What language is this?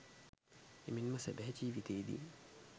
Sinhala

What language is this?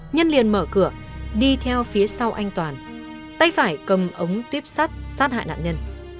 Vietnamese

